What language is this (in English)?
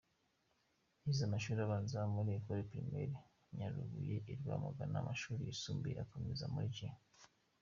Kinyarwanda